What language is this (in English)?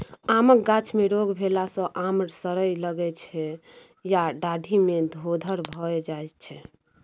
Maithili